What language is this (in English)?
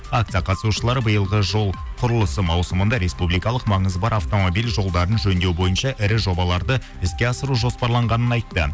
Kazakh